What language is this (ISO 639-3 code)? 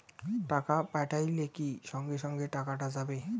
ben